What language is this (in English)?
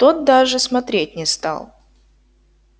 Russian